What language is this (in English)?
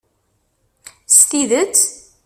Kabyle